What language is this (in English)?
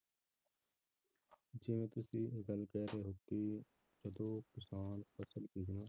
Punjabi